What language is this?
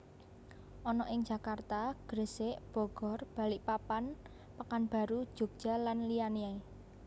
Javanese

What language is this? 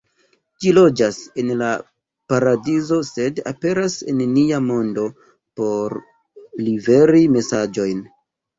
Esperanto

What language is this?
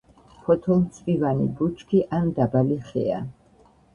Georgian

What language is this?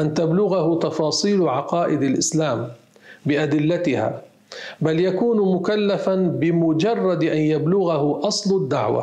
Arabic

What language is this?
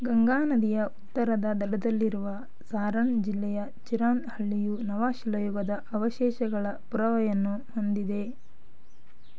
Kannada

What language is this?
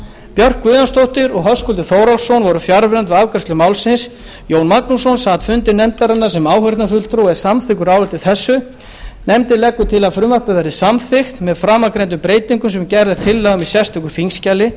Icelandic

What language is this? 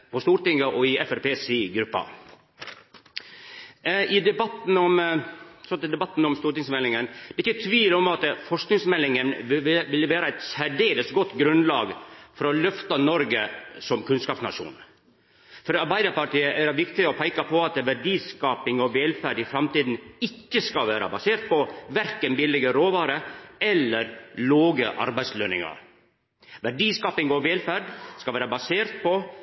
Norwegian Nynorsk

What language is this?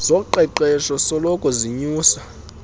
Xhosa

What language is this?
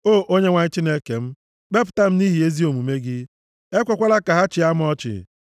Igbo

